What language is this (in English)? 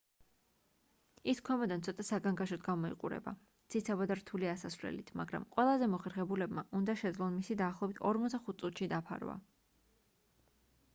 Georgian